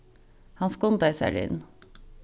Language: Faroese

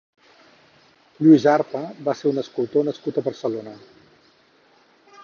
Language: Catalan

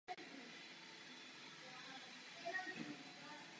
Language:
Czech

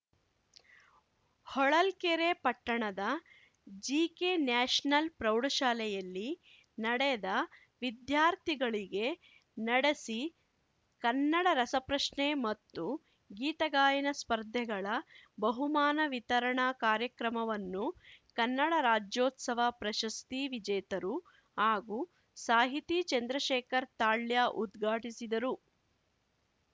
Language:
Kannada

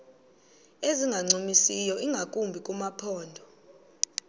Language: Xhosa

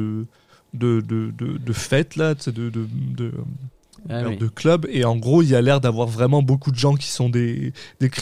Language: French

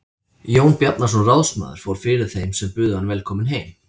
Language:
Icelandic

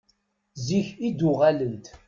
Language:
Kabyle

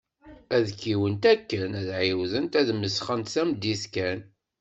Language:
Kabyle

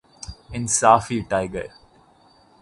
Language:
Urdu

